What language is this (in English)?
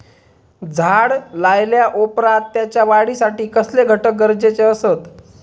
Marathi